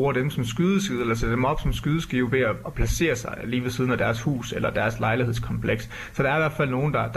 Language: Danish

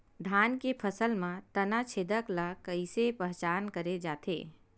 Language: Chhattisgarhi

